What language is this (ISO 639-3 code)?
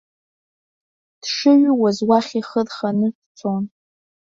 abk